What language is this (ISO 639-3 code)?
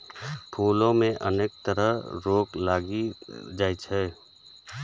mai